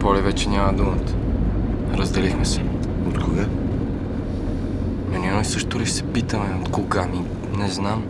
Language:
Bulgarian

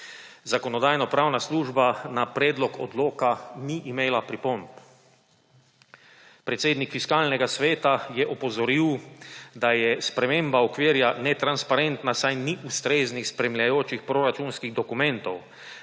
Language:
Slovenian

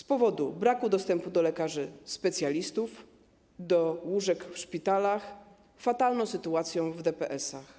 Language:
Polish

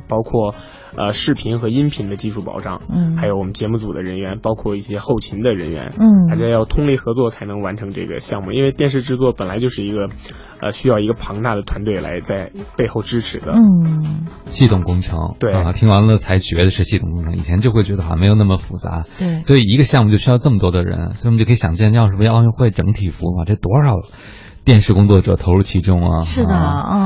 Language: Chinese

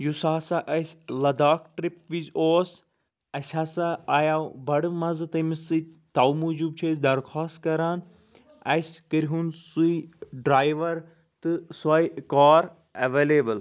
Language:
Kashmiri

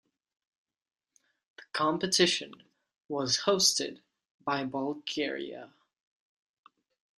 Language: English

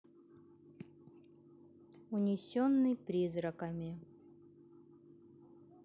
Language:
Russian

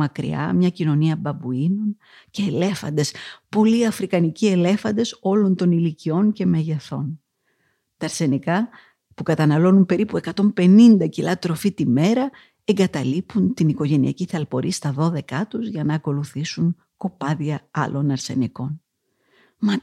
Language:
Greek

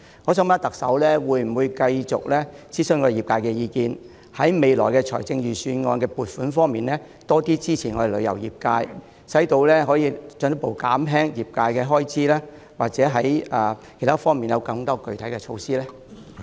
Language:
Cantonese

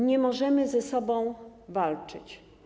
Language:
Polish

